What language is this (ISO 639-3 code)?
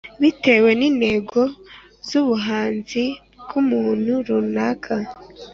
kin